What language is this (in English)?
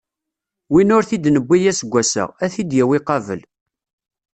Kabyle